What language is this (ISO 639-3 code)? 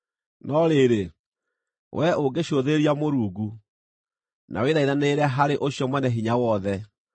kik